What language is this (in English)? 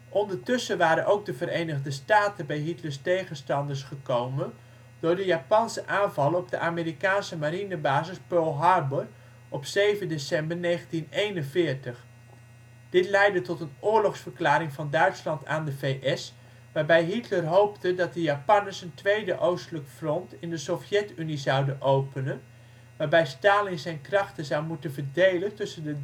Dutch